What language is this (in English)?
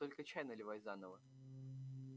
Russian